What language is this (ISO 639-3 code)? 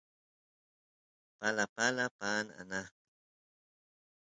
qus